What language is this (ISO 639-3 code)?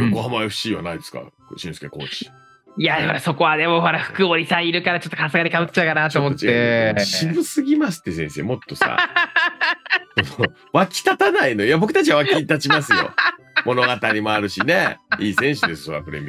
jpn